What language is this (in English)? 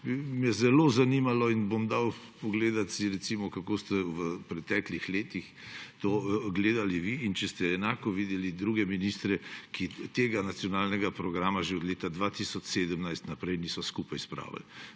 Slovenian